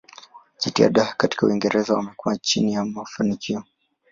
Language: Swahili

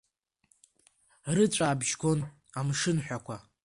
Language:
Abkhazian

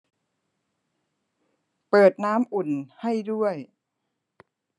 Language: Thai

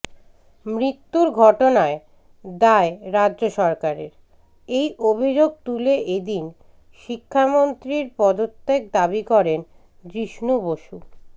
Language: Bangla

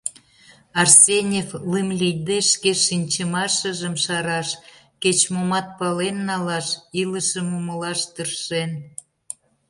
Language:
Mari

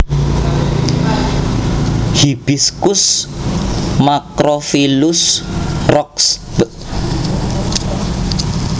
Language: Javanese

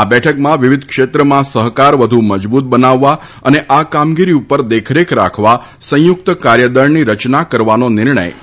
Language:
Gujarati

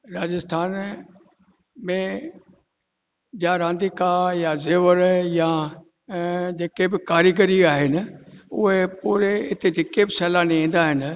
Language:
Sindhi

